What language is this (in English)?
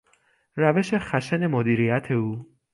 Persian